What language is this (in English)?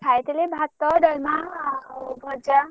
Odia